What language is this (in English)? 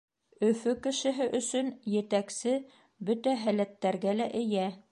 Bashkir